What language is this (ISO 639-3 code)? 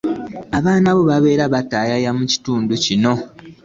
lug